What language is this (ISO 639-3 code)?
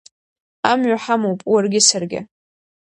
abk